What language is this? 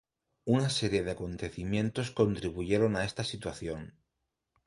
Spanish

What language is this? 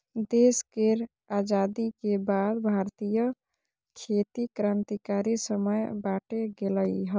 Maithili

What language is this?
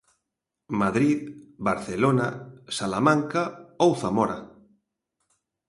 Galician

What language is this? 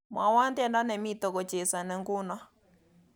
Kalenjin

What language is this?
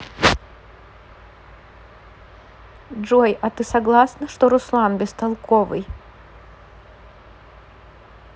Russian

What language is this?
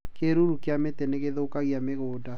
Kikuyu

